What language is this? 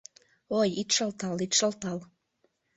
Mari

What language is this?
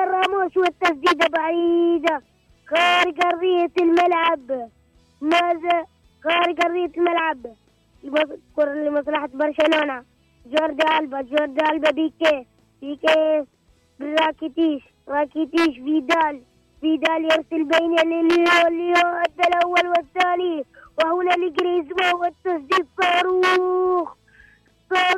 Arabic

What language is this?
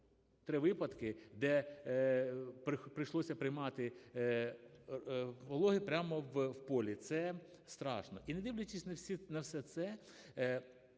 Ukrainian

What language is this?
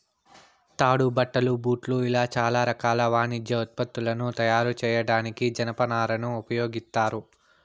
Telugu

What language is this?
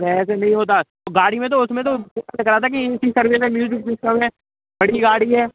Hindi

